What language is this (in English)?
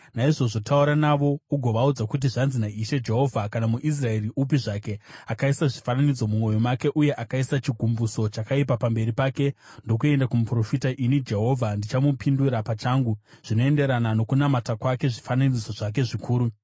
Shona